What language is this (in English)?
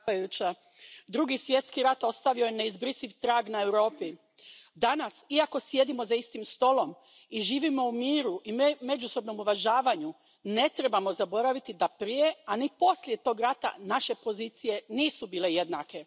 Croatian